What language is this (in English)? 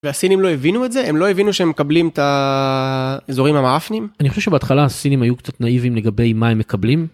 Hebrew